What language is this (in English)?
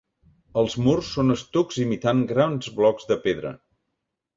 Catalan